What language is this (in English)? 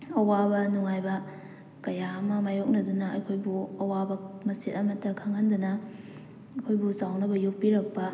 Manipuri